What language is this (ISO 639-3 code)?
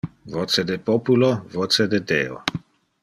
ina